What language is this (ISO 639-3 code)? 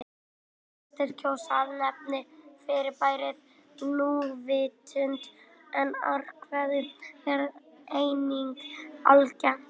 isl